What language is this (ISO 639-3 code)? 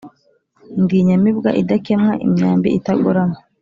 kin